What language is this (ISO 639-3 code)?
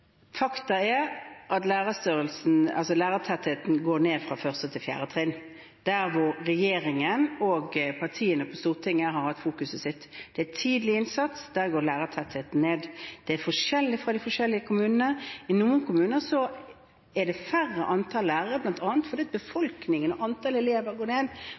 nob